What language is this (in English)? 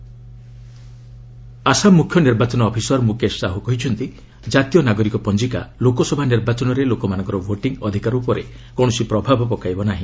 Odia